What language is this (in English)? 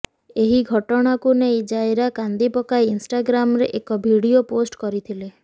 Odia